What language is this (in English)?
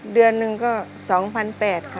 Thai